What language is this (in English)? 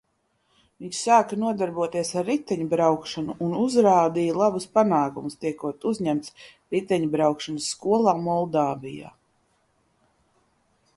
Latvian